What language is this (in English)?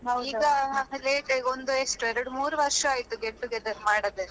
Kannada